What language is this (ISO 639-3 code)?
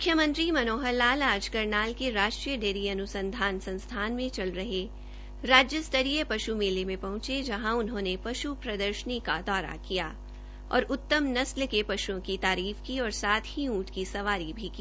hin